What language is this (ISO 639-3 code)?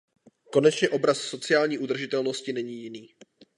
ces